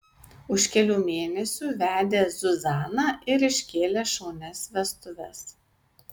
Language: Lithuanian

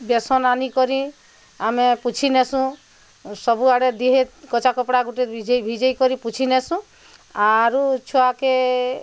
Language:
Odia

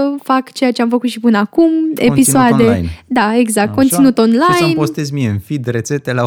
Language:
Romanian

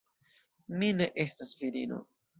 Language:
Esperanto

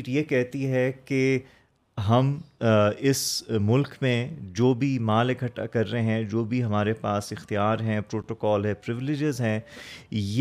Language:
Urdu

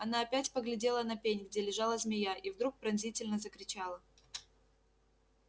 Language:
Russian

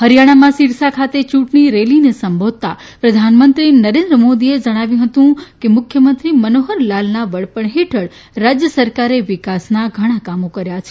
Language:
Gujarati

